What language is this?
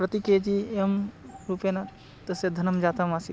Sanskrit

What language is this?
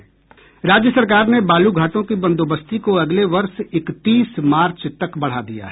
Hindi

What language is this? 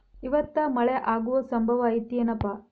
Kannada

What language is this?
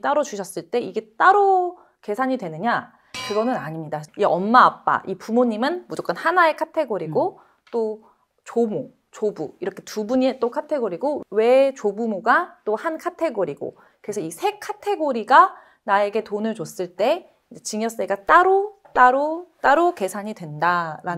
Korean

